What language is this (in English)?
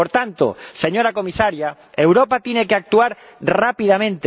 Spanish